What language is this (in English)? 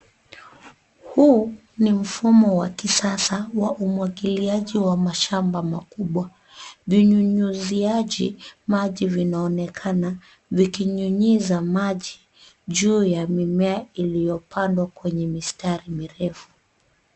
Swahili